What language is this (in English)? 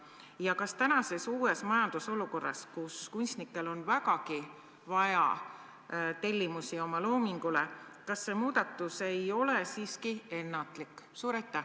Estonian